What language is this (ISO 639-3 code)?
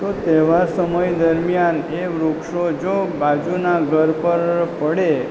guj